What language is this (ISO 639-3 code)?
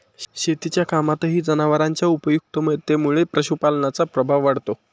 mar